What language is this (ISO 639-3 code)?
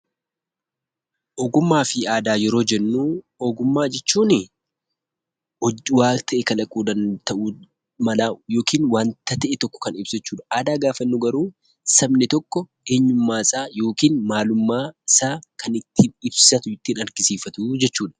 orm